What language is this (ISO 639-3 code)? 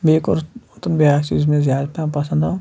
kas